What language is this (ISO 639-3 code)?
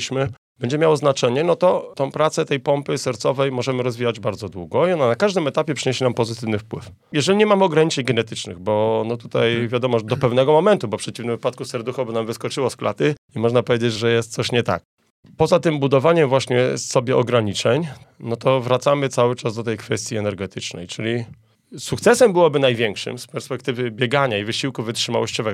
pol